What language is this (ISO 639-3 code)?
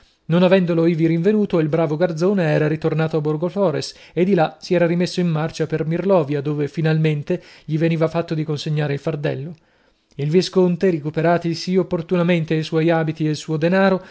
ita